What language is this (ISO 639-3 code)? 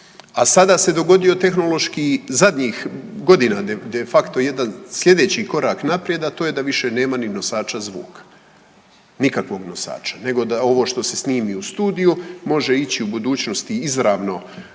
hrv